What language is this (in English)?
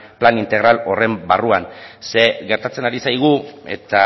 Basque